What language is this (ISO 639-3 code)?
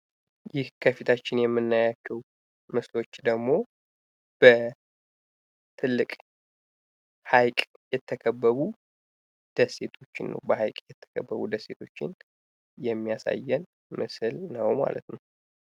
amh